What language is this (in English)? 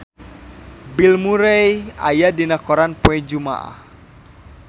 Sundanese